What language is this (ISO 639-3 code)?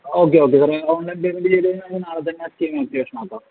mal